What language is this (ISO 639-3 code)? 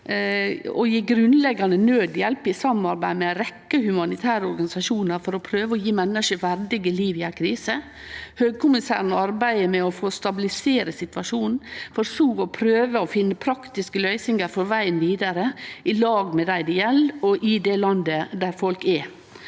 nor